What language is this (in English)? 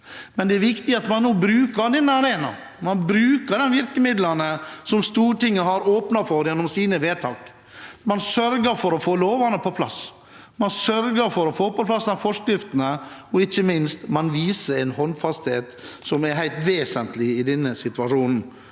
Norwegian